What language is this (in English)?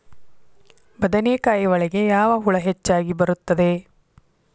Kannada